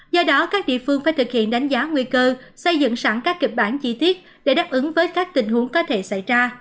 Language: Vietnamese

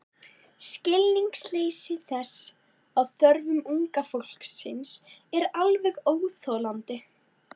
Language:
Icelandic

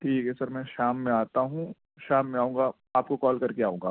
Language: Urdu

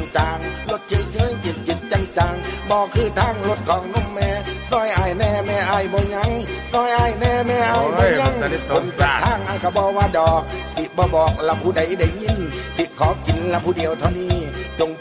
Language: Thai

